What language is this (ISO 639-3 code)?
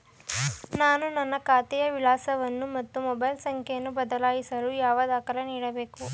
kan